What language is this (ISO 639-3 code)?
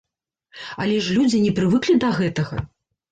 bel